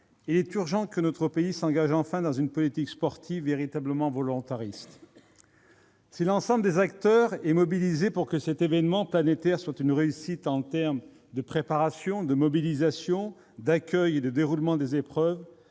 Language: French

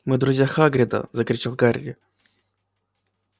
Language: Russian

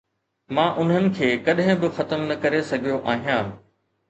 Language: Sindhi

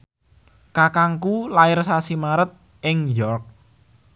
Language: Javanese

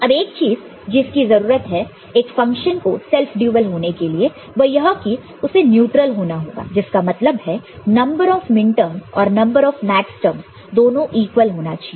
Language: Hindi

